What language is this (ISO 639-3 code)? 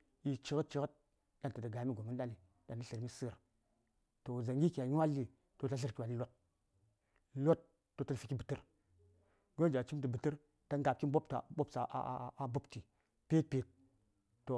say